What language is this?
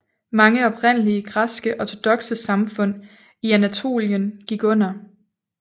Danish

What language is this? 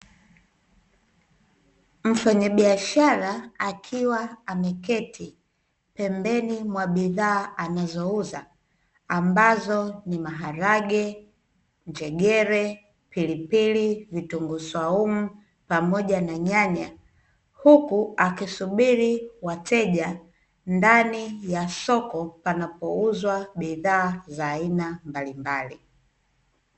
Swahili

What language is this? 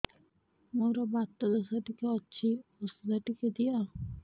Odia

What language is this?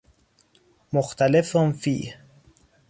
Persian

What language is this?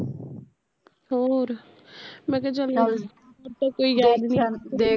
Punjabi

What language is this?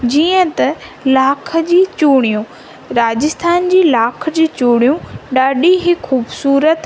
Sindhi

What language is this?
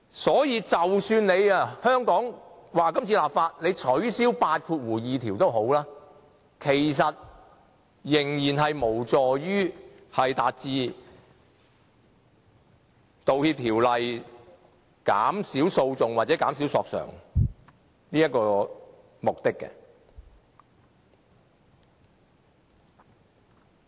Cantonese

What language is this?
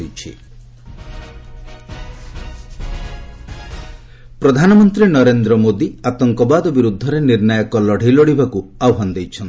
Odia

